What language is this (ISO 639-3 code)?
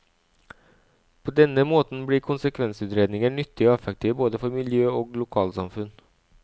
nor